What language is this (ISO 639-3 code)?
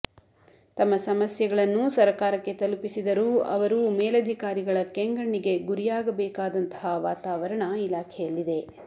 kan